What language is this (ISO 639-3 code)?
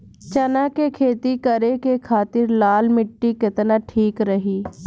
bho